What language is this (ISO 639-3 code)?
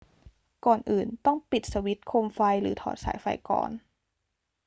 tha